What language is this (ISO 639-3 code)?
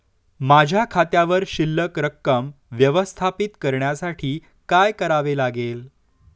mar